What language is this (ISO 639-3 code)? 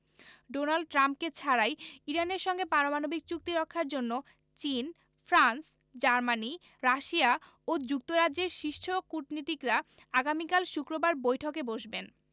ben